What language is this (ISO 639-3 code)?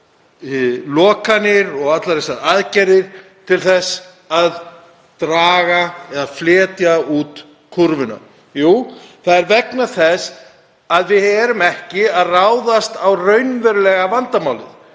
isl